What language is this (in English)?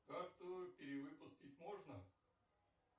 Russian